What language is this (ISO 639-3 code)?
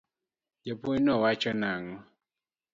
luo